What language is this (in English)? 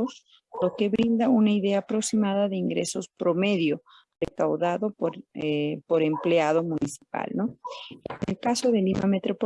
Spanish